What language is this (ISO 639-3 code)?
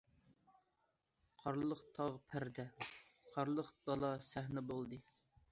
uig